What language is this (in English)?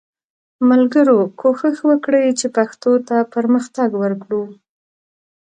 Pashto